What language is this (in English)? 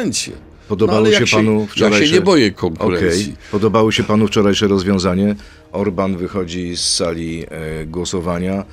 Polish